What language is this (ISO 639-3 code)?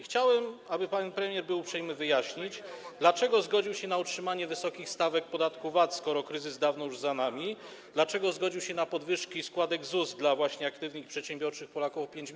pol